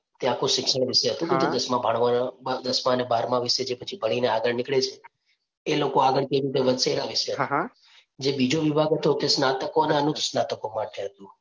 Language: Gujarati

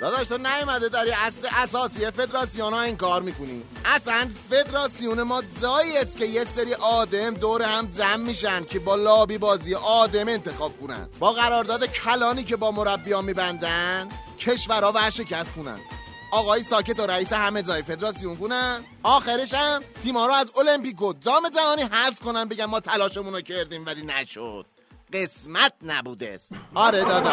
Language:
Persian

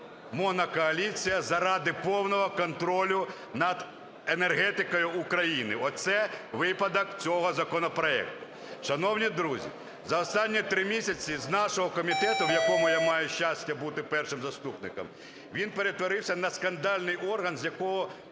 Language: Ukrainian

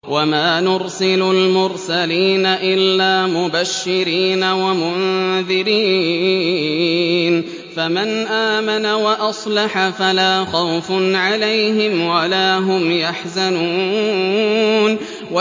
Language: Arabic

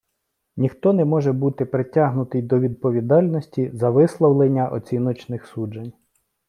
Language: Ukrainian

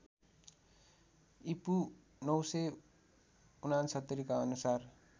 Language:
Nepali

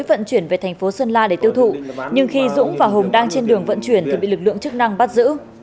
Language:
Vietnamese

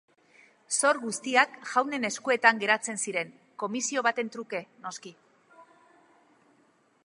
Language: Basque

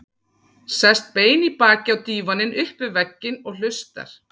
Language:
Icelandic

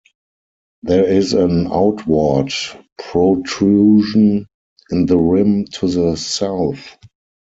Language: English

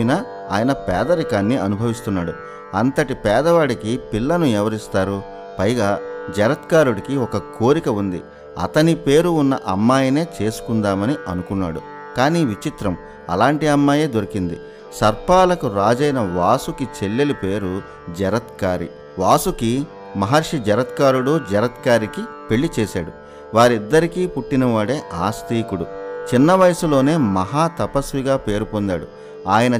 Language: Telugu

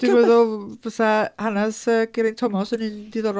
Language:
Welsh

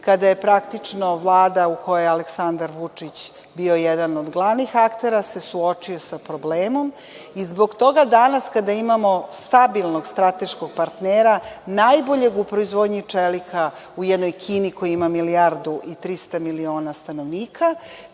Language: Serbian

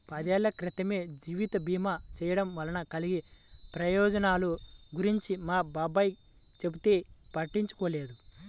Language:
Telugu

